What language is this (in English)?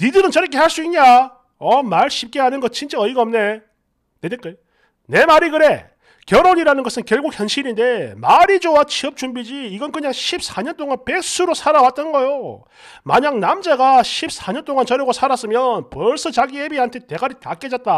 Korean